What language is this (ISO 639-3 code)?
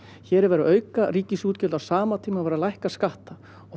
isl